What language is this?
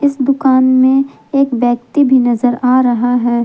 Hindi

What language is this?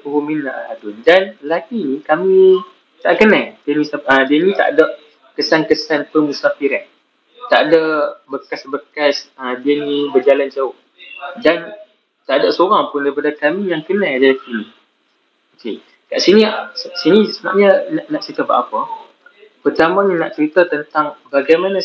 Malay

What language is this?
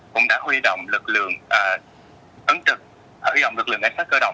Vietnamese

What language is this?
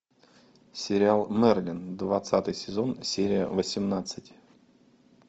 Russian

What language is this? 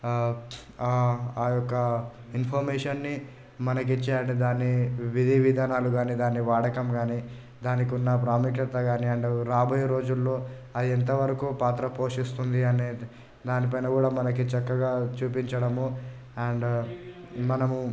Telugu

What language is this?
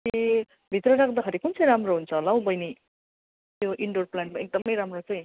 Nepali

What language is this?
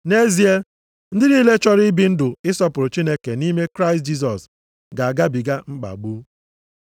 Igbo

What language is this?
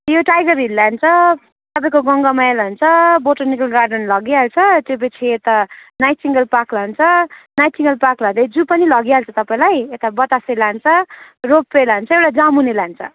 Nepali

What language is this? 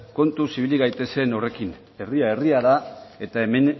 Basque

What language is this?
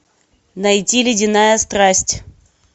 Russian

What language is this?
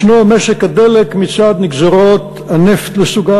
Hebrew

